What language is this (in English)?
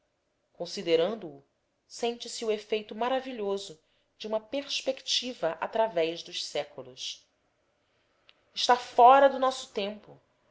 Portuguese